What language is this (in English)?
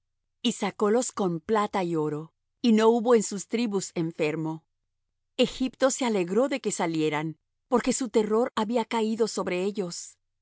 Spanish